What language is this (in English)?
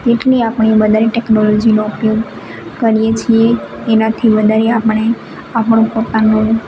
Gujarati